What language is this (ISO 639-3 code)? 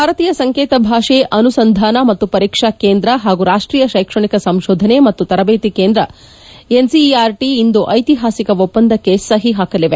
kan